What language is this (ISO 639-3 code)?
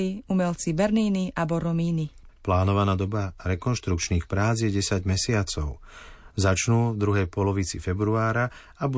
slk